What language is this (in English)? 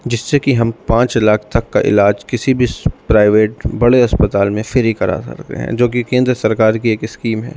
Urdu